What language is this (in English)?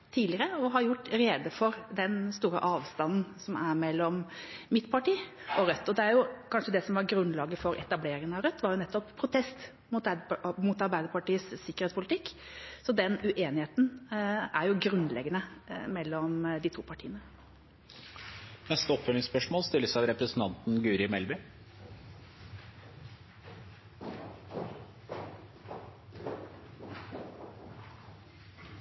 Norwegian